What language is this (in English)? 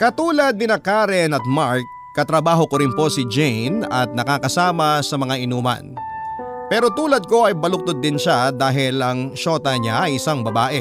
Filipino